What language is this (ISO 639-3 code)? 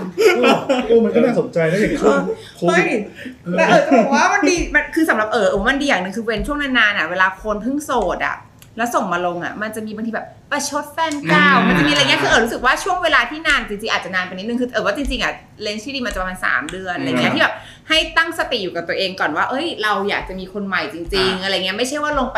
tha